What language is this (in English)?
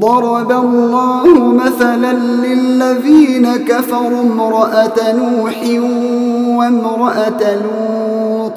Arabic